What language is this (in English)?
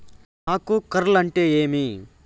Telugu